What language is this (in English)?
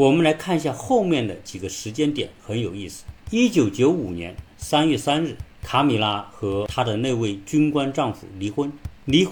Chinese